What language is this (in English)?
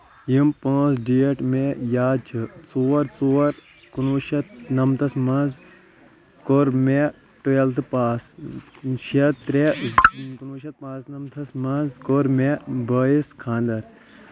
Kashmiri